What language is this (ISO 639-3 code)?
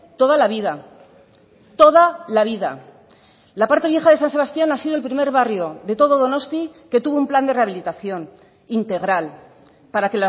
spa